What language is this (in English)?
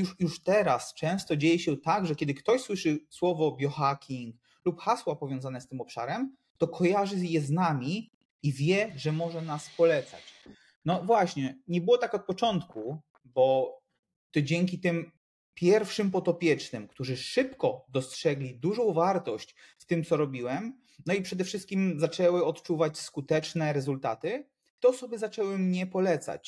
Polish